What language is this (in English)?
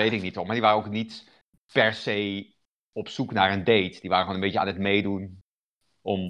Dutch